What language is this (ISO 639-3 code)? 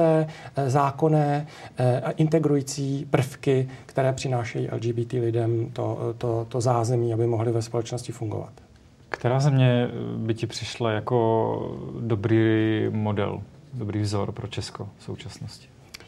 ces